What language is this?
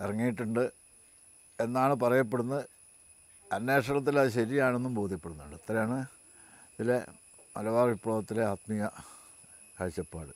Malayalam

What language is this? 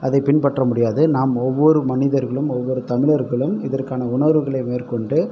Tamil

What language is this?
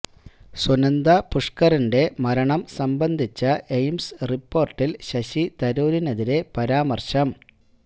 Malayalam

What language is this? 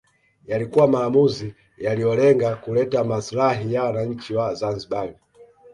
Swahili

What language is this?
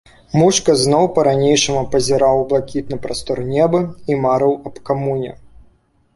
Belarusian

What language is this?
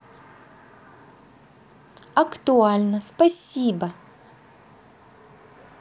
Russian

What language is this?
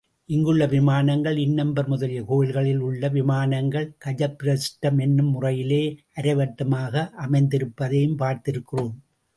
Tamil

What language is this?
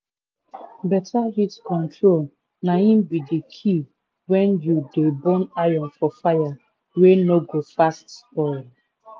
Nigerian Pidgin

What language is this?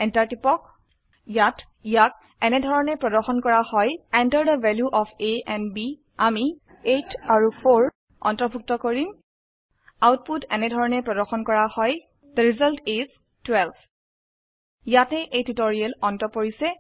Assamese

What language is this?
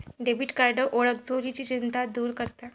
Marathi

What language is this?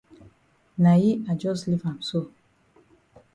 Cameroon Pidgin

